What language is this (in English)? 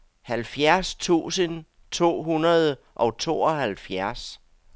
Danish